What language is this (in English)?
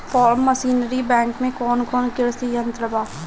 Bhojpuri